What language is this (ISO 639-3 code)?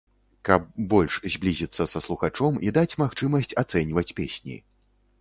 bel